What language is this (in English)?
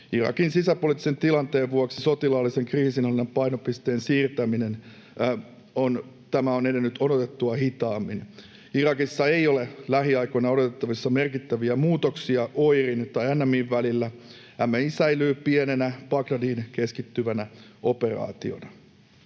Finnish